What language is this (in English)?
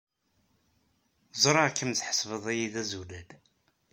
Kabyle